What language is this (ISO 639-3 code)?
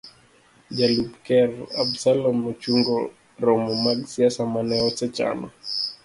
luo